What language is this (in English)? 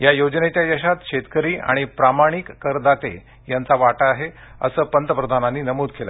Marathi